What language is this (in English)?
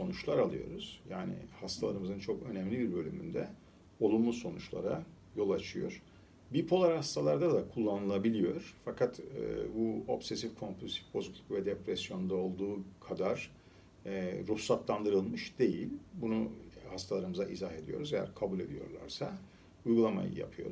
Turkish